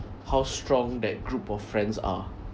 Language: English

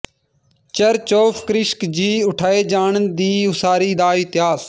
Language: Punjabi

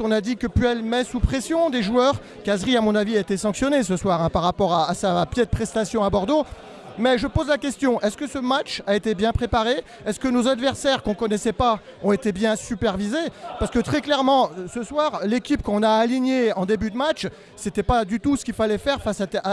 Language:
French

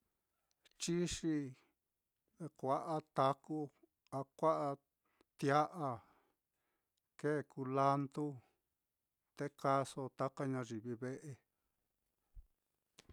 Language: Mitlatongo Mixtec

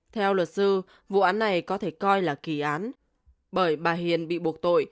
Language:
Vietnamese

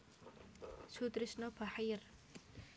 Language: Javanese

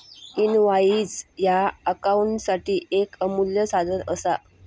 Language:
Marathi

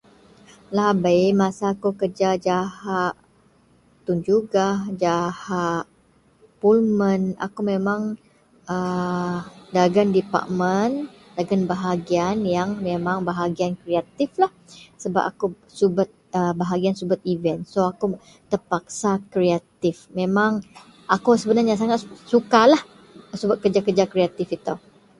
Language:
Central Melanau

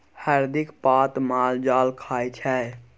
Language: Maithili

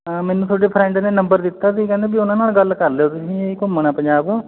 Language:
Punjabi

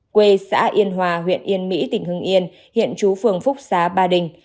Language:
Vietnamese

